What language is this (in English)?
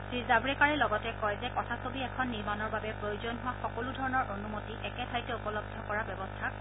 Assamese